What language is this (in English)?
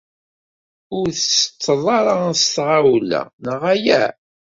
Kabyle